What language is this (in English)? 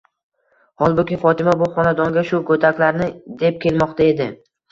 Uzbek